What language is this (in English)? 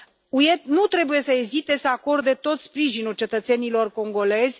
Romanian